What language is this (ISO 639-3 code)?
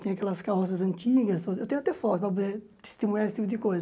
por